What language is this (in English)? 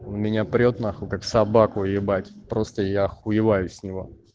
Russian